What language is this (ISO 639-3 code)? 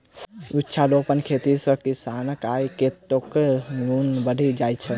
mai